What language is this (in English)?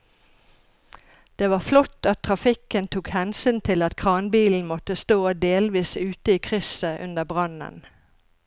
Norwegian